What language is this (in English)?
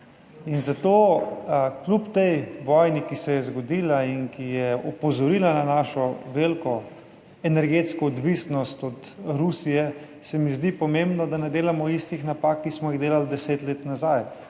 Slovenian